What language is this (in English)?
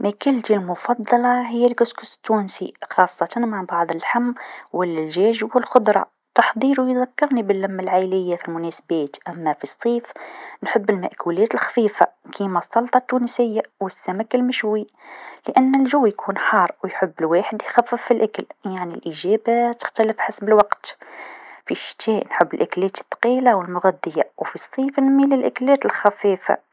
Tunisian Arabic